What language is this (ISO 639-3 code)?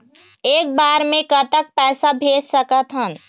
hne